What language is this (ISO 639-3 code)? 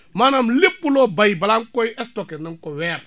wol